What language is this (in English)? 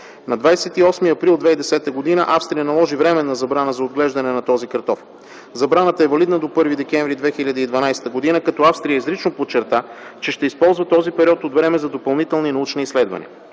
Bulgarian